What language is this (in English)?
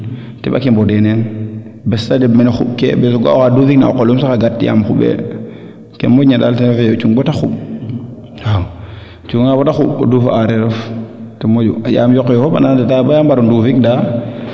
Serer